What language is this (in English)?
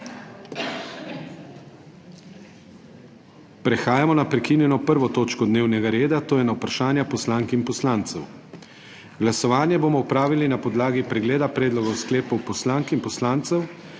Slovenian